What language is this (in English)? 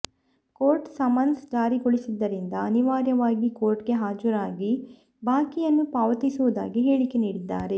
Kannada